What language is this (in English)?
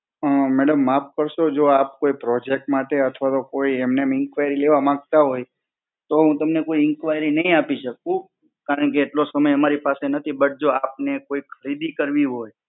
Gujarati